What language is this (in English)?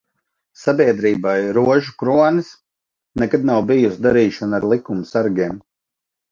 Latvian